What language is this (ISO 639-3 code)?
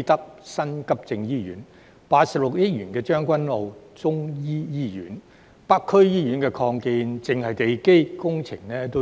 yue